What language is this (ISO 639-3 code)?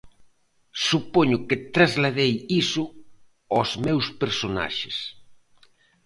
glg